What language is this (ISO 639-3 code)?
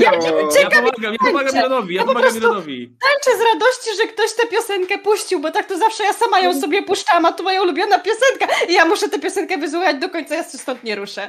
pol